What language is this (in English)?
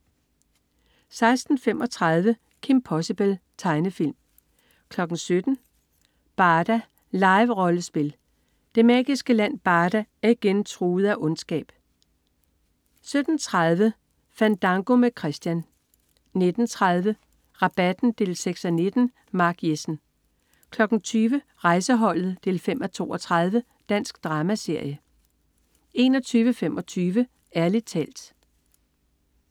Danish